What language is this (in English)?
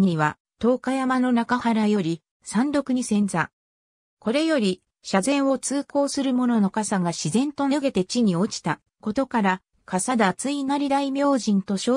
Japanese